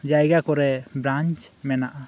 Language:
Santali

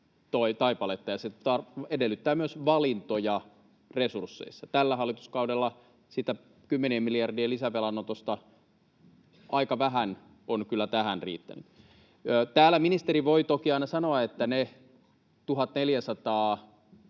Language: Finnish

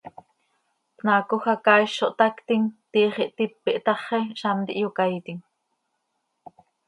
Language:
Seri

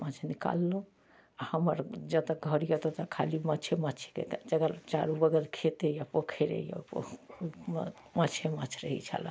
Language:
Maithili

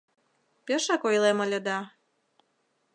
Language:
Mari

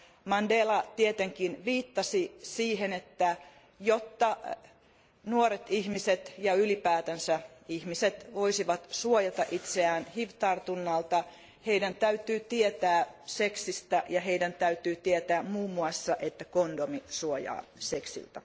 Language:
Finnish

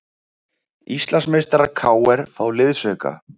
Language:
Icelandic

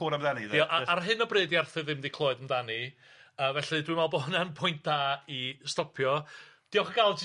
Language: Welsh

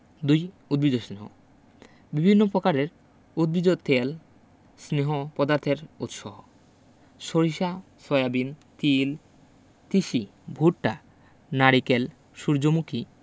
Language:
Bangla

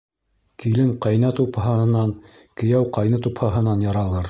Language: Bashkir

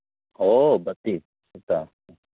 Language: Manipuri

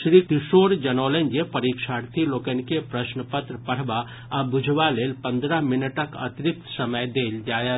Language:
Maithili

